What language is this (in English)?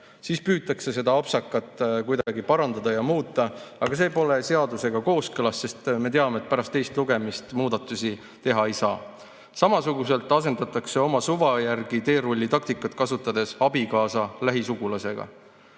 Estonian